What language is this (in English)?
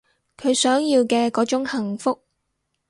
Cantonese